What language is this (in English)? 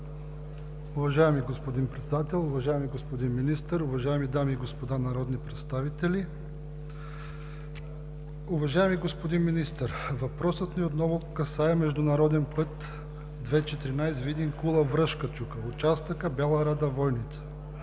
Bulgarian